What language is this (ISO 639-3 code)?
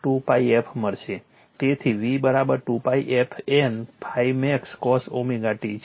guj